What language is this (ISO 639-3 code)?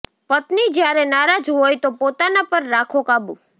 guj